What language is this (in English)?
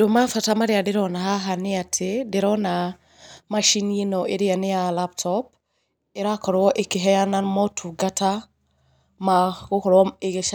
Kikuyu